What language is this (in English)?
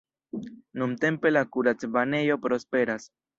Esperanto